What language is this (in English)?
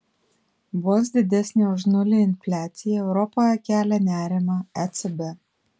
Lithuanian